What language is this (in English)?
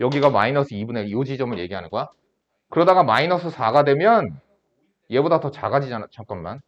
Korean